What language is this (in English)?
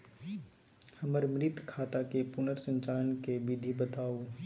Maithili